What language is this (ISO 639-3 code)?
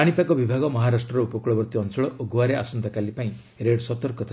ori